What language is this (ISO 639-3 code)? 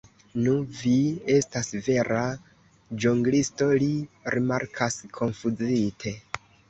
epo